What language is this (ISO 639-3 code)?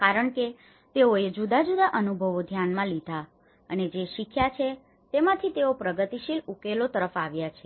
guj